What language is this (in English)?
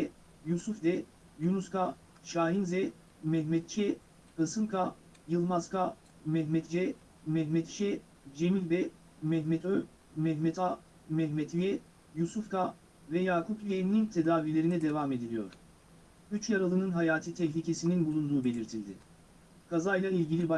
Turkish